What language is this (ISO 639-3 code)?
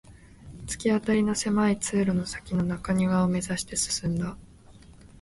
jpn